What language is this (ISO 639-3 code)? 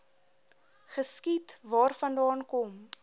afr